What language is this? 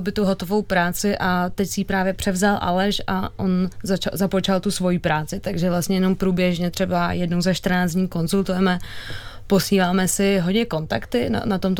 Czech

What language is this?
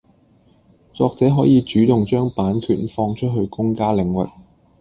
Cantonese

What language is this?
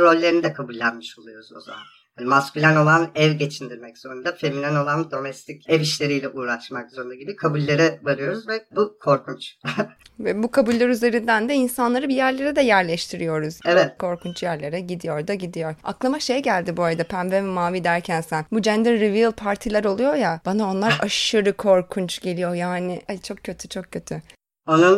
Turkish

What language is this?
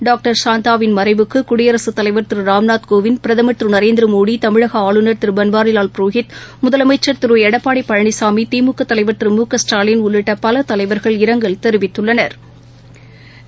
Tamil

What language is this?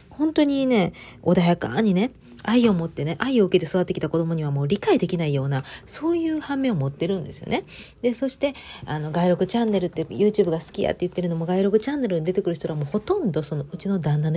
Japanese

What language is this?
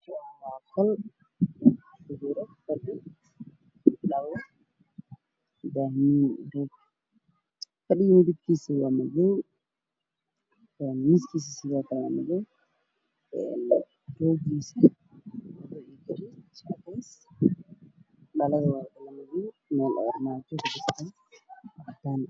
Somali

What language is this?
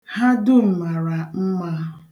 Igbo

